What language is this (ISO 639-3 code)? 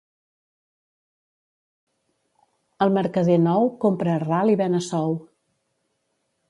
cat